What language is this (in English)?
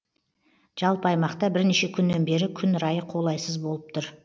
Kazakh